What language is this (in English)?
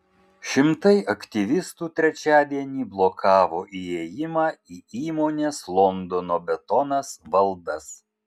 Lithuanian